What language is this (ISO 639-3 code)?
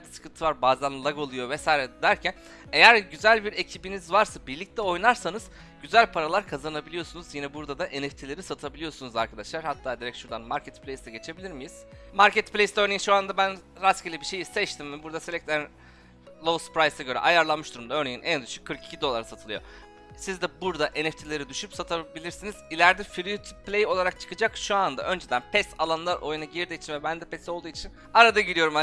tur